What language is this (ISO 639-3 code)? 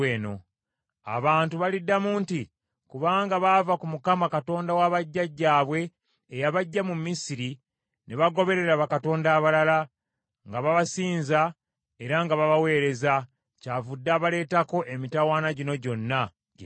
lug